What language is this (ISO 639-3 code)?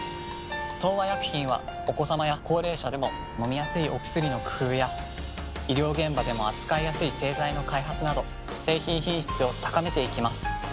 jpn